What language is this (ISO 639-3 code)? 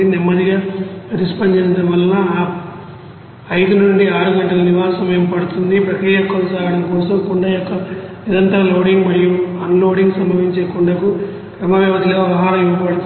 tel